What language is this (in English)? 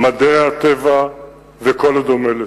Hebrew